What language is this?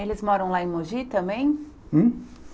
Portuguese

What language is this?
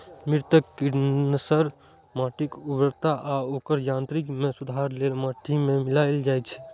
Maithili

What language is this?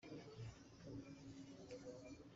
Hakha Chin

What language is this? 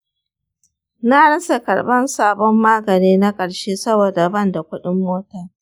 Hausa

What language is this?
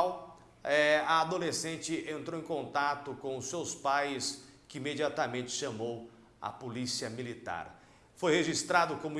Portuguese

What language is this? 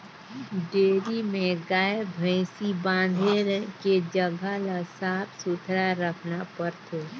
Chhattisgarhi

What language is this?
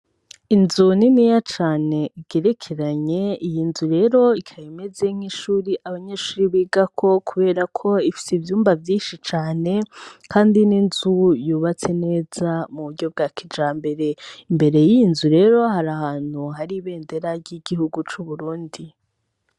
Rundi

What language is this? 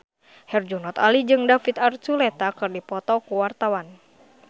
Sundanese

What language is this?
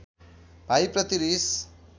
Nepali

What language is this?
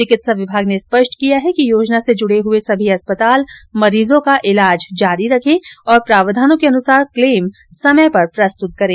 Hindi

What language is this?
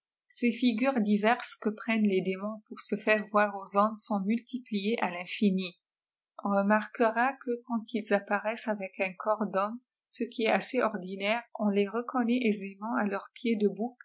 French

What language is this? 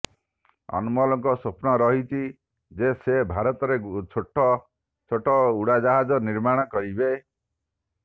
Odia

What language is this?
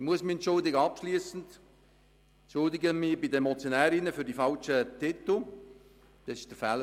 Swiss German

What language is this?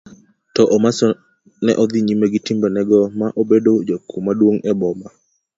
Luo (Kenya and Tanzania)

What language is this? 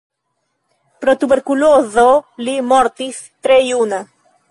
Esperanto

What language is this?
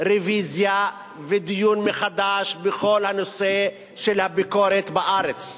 Hebrew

